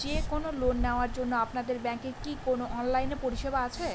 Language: Bangla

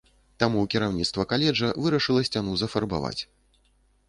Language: Belarusian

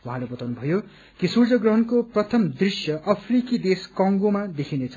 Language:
Nepali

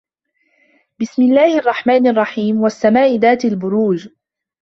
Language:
Arabic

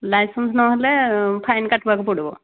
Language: Odia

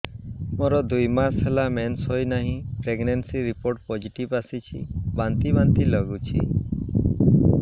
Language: Odia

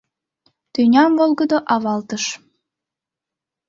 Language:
Mari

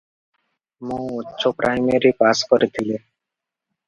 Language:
Odia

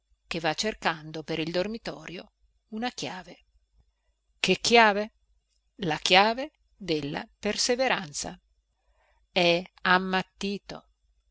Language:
Italian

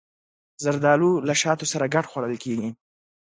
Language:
Pashto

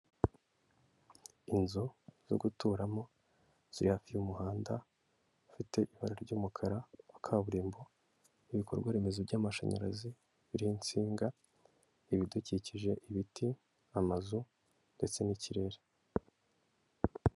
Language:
Kinyarwanda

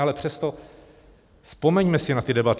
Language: Czech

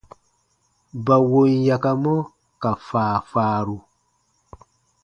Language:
Baatonum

